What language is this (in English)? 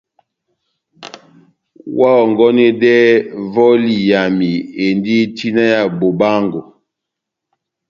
Batanga